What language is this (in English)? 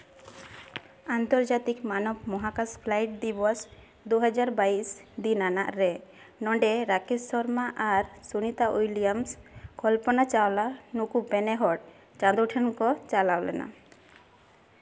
Santali